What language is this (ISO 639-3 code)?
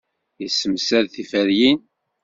kab